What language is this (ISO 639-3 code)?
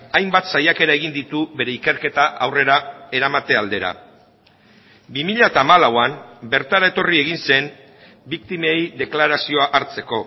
eus